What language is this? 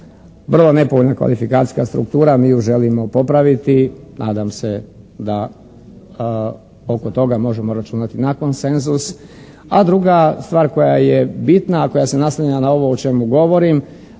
Croatian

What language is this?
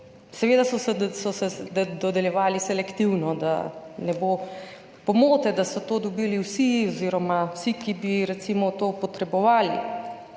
Slovenian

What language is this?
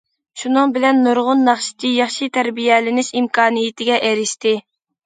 Uyghur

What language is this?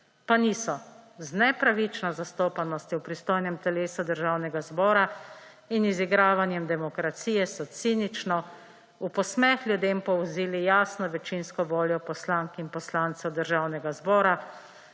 Slovenian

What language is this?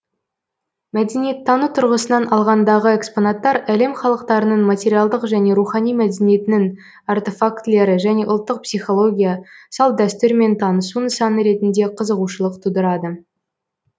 Kazakh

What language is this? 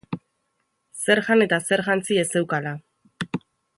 Basque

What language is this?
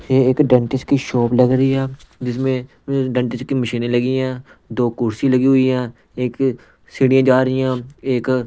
Hindi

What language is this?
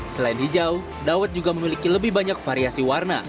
Indonesian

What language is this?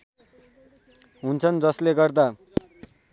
Nepali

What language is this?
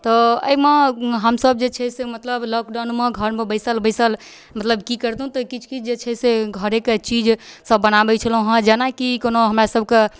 Maithili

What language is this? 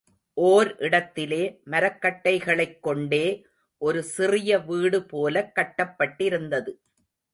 Tamil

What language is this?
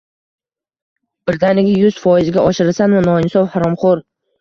Uzbek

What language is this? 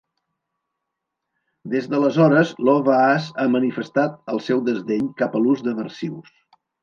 Catalan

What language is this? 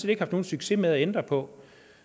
Danish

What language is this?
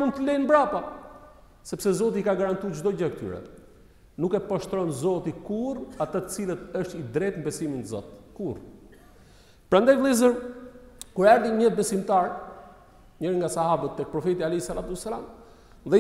Romanian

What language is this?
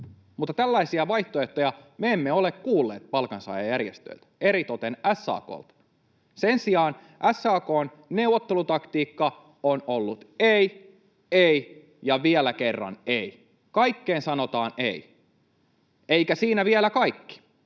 Finnish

